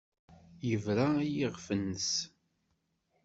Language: Kabyle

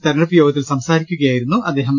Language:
Malayalam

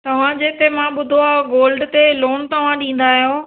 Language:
Sindhi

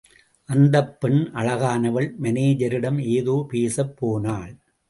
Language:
Tamil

